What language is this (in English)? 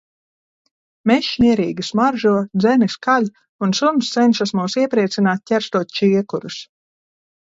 Latvian